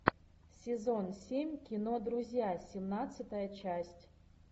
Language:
Russian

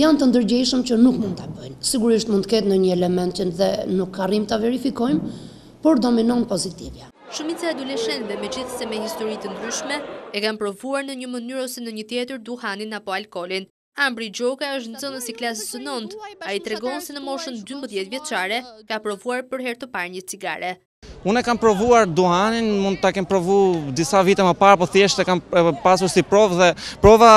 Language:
Romanian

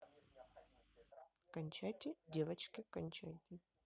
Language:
Russian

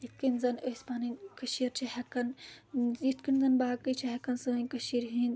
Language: Kashmiri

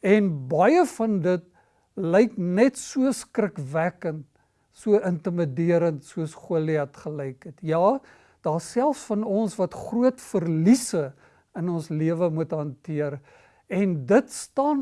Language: Dutch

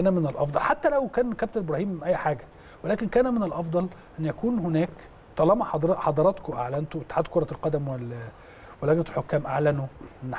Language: Arabic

